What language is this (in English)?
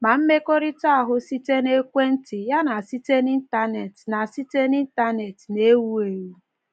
Igbo